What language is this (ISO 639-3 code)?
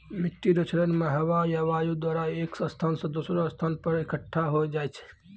mai